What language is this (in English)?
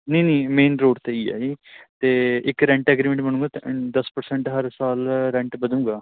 Punjabi